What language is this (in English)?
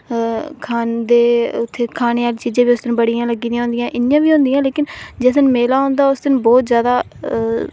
Dogri